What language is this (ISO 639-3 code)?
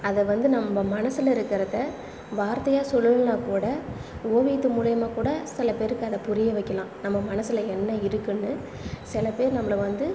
tam